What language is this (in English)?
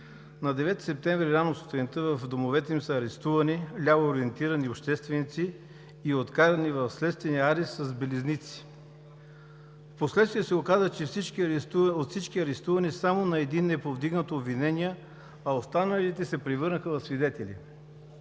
Bulgarian